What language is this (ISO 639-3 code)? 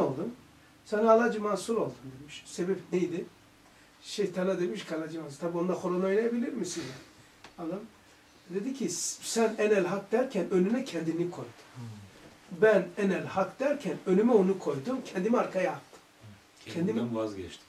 tur